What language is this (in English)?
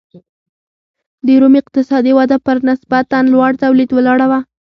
Pashto